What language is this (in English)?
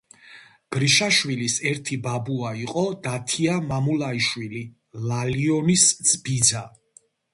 Georgian